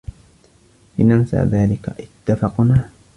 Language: Arabic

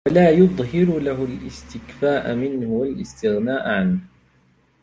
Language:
Arabic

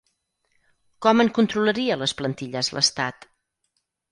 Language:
Catalan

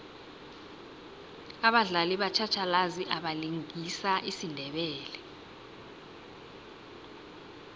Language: South Ndebele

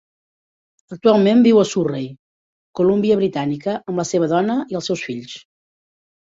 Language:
Catalan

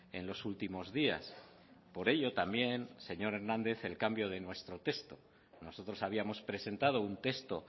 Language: Spanish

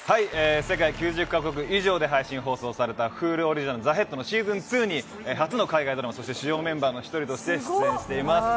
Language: Japanese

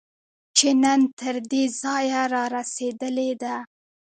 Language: Pashto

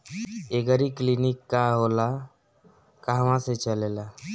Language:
Bhojpuri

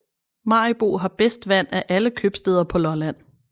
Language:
Danish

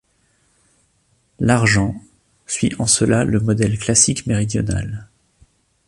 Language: French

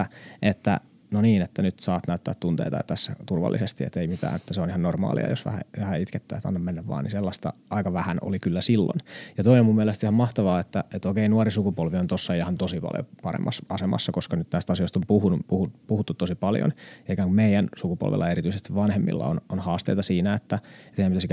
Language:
Finnish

